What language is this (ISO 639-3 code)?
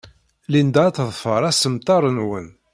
kab